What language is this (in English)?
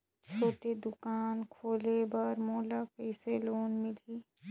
Chhattisgarhi